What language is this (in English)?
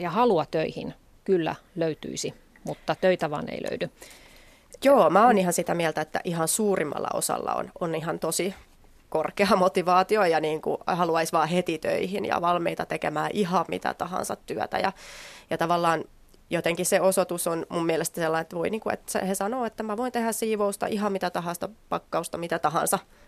Finnish